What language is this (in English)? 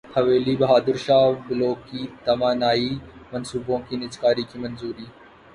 Urdu